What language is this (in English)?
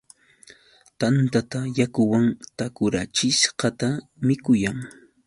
Yauyos Quechua